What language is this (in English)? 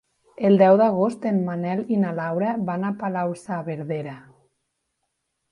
Catalan